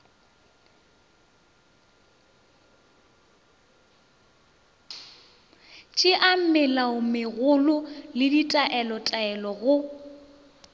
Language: Northern Sotho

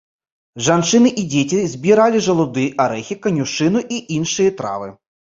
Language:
Belarusian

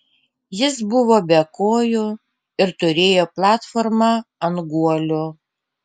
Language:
Lithuanian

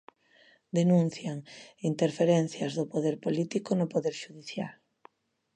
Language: Galician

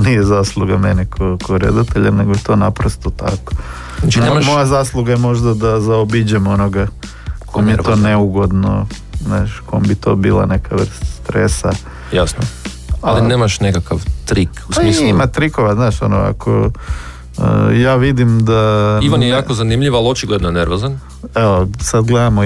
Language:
Croatian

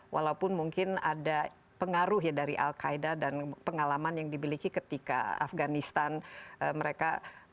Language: Indonesian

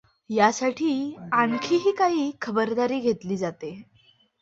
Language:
Marathi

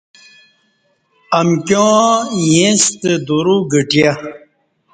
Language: Kati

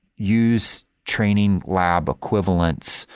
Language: English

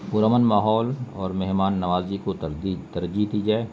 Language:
Urdu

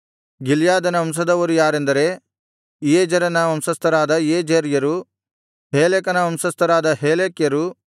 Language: Kannada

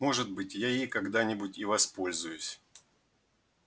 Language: Russian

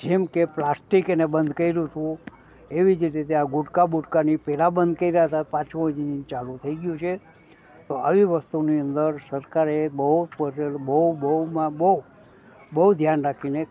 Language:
Gujarati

